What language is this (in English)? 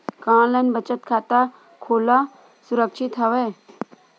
Chhattisgarhi